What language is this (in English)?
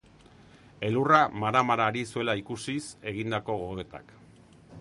Basque